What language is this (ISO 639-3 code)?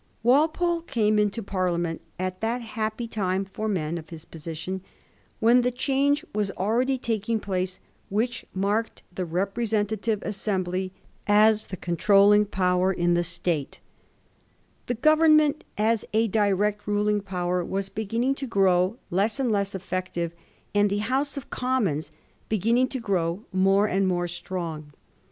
eng